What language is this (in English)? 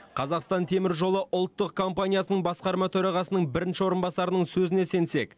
Kazakh